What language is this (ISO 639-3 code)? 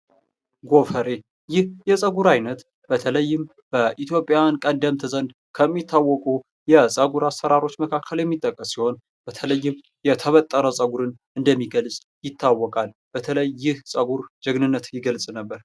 amh